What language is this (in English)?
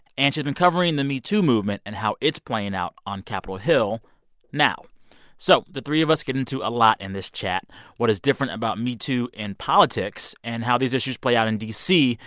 English